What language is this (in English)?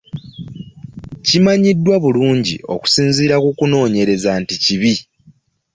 Ganda